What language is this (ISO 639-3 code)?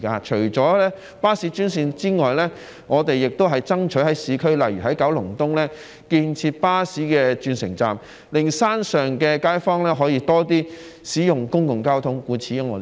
yue